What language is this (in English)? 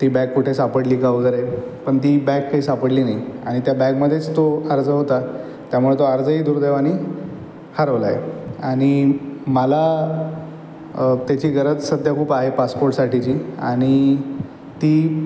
Marathi